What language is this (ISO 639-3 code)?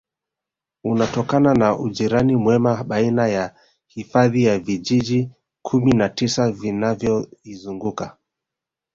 swa